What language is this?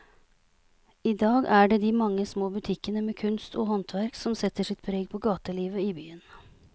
Norwegian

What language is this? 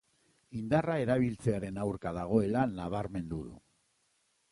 Basque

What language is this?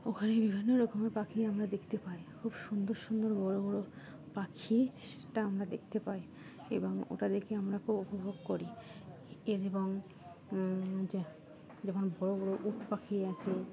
Bangla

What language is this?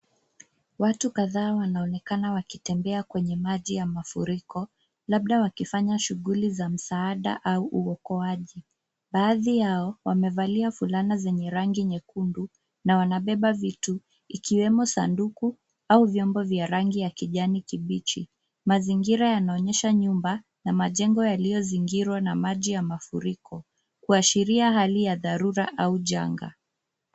Swahili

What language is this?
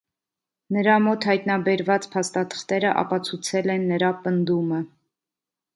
Armenian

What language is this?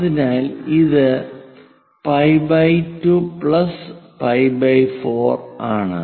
Malayalam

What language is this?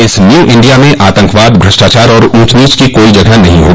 Hindi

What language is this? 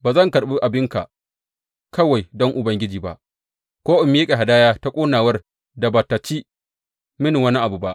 Hausa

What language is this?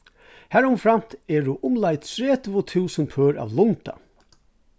Faroese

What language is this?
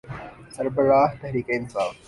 Urdu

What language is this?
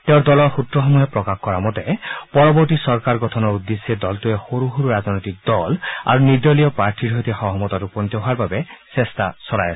Assamese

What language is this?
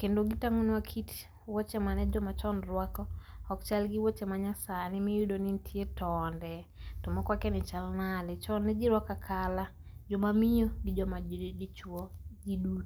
Luo (Kenya and Tanzania)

